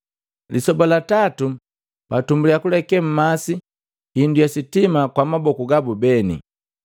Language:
Matengo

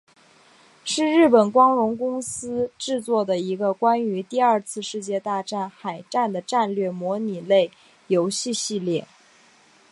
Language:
Chinese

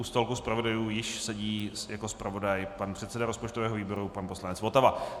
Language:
Czech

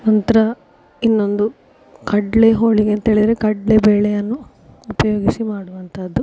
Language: Kannada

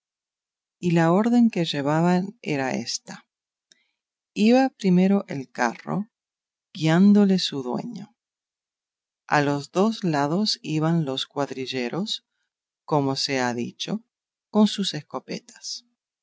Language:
Spanish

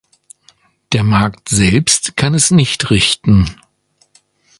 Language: German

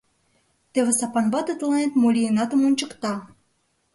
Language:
Mari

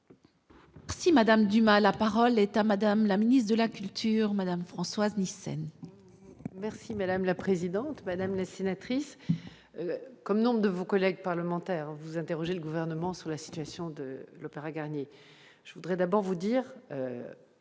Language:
French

